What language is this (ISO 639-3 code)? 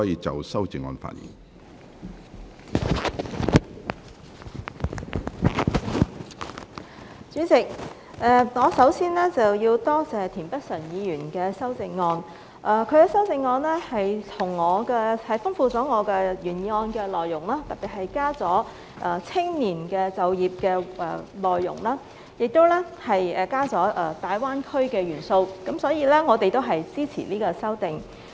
yue